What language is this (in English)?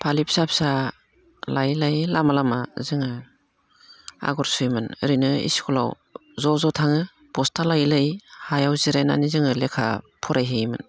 Bodo